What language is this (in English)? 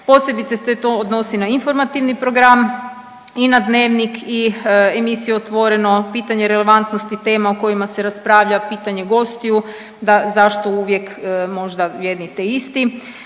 Croatian